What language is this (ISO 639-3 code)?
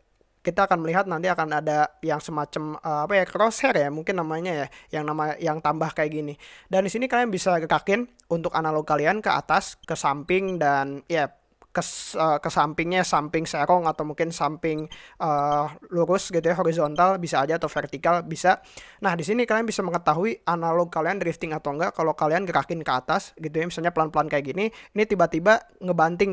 ind